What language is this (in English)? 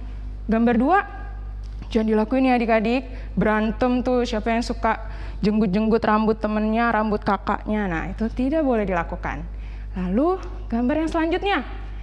Indonesian